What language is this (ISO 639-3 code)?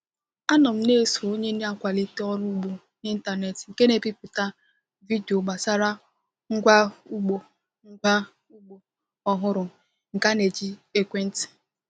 ibo